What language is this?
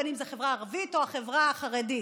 Hebrew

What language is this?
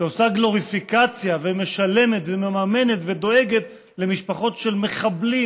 Hebrew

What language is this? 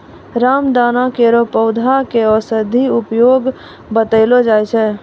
Maithili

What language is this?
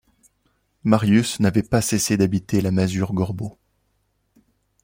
French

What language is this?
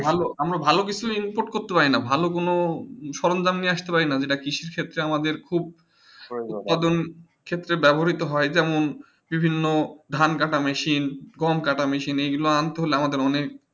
Bangla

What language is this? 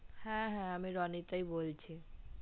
Bangla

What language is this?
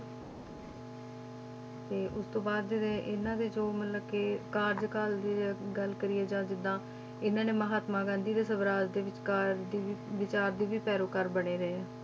Punjabi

